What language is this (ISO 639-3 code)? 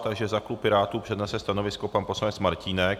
ces